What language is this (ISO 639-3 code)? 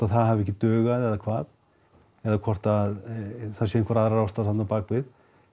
isl